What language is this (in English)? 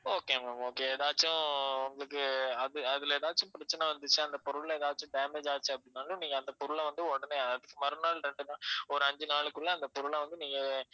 Tamil